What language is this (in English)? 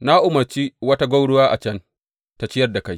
Hausa